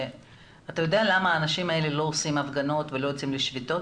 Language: Hebrew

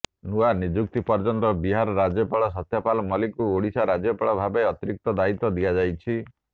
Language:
Odia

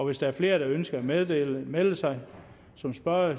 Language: Danish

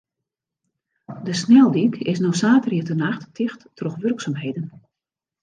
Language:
Western Frisian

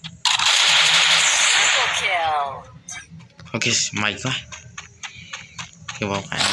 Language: Vietnamese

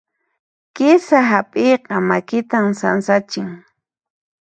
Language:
Puno Quechua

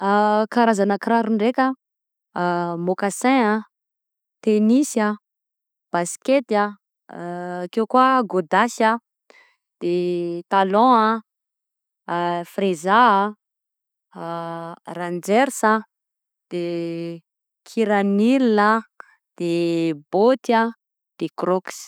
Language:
Southern Betsimisaraka Malagasy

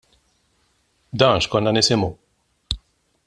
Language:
Maltese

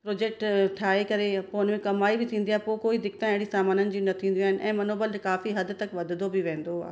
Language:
Sindhi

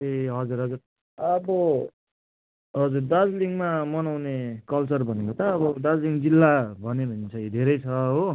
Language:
Nepali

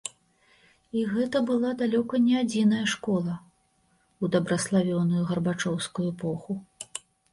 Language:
Belarusian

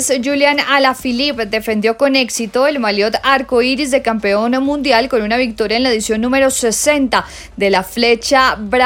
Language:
Spanish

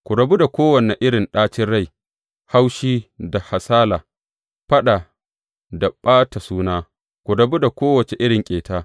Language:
Hausa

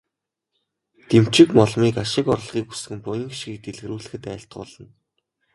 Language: Mongolian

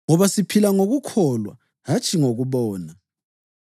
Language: North Ndebele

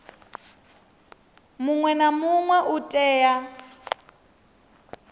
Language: Venda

